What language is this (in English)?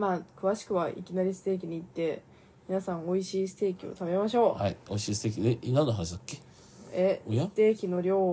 Japanese